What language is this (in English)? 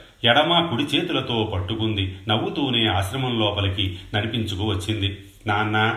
Telugu